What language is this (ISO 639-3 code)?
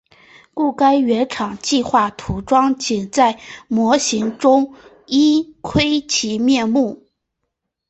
zho